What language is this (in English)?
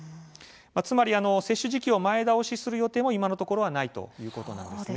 Japanese